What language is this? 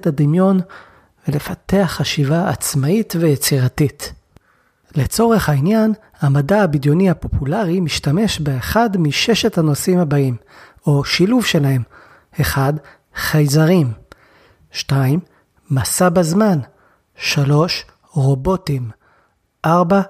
Hebrew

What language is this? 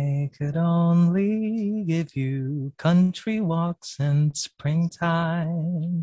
Filipino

